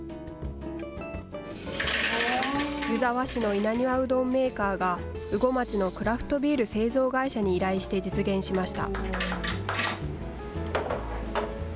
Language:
Japanese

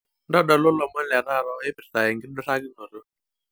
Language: Masai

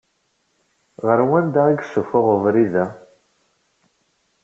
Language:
Kabyle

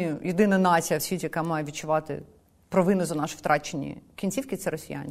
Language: Ukrainian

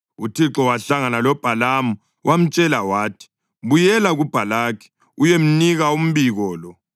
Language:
North Ndebele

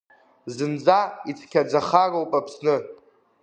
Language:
Abkhazian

